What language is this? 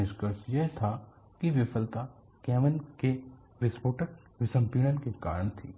Hindi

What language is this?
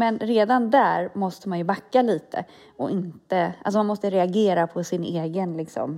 Swedish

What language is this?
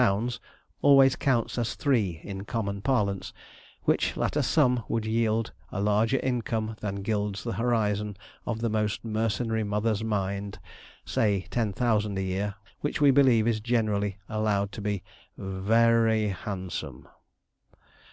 English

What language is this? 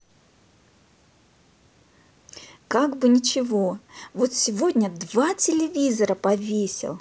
Russian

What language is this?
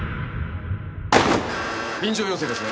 Japanese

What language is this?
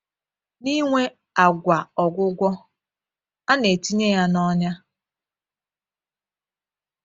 Igbo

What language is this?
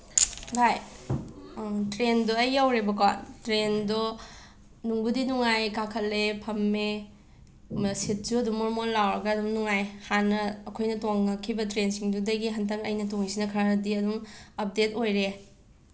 Manipuri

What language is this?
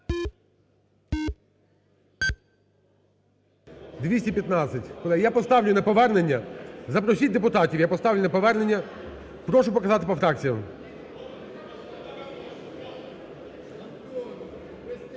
Ukrainian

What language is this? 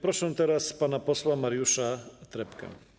Polish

